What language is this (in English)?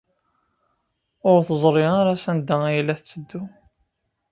Kabyle